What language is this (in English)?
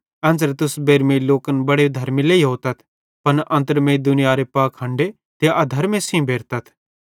Bhadrawahi